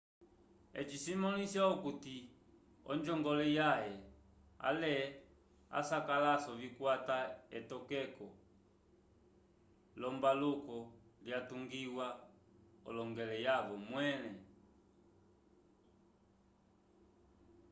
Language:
Umbundu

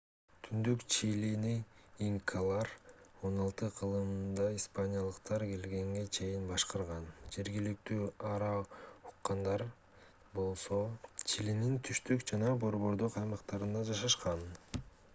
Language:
Kyrgyz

